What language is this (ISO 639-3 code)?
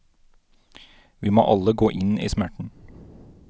nor